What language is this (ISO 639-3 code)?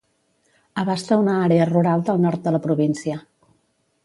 cat